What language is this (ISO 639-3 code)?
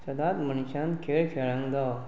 kok